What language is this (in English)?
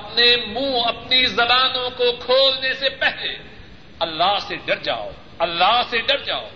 Urdu